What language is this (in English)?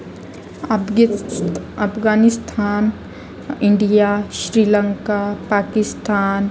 Marathi